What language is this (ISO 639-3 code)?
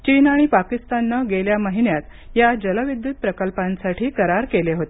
mar